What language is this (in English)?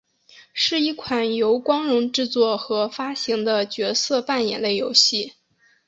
Chinese